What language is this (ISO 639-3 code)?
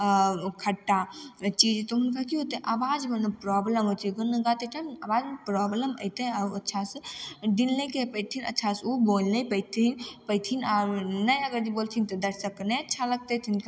mai